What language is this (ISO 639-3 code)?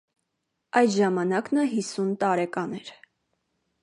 hye